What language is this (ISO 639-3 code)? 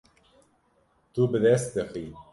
kur